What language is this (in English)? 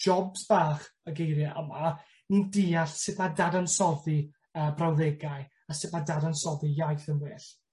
Welsh